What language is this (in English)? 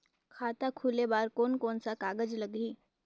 Chhattisgarhi